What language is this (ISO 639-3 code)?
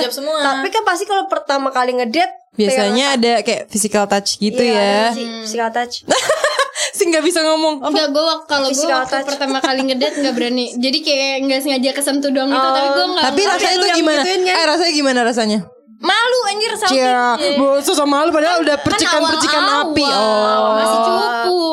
ind